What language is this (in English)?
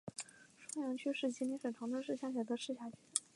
Chinese